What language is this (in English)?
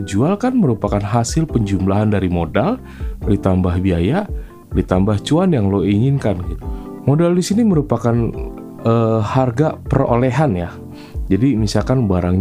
Indonesian